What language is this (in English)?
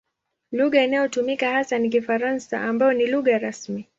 Swahili